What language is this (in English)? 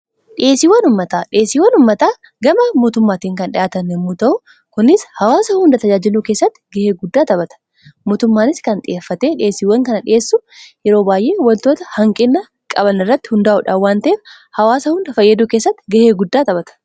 Oromo